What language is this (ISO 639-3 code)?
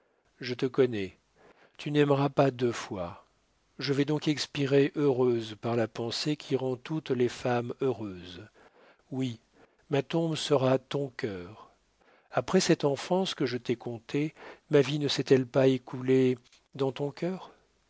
fra